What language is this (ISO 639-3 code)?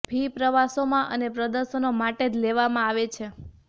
guj